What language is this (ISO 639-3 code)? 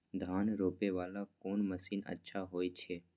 mai